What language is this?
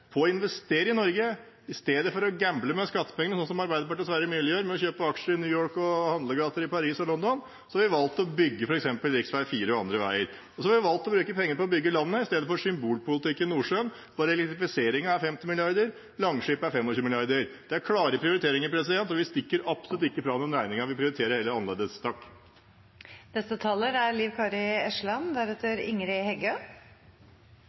Norwegian Bokmål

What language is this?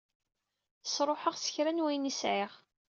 Kabyle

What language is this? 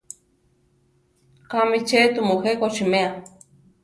Central Tarahumara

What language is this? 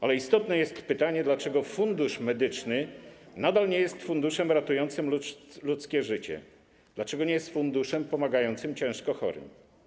Polish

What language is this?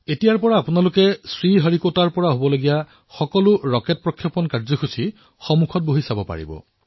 Assamese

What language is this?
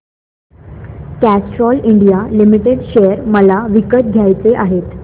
Marathi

